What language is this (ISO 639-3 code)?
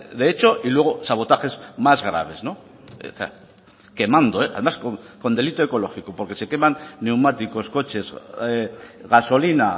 spa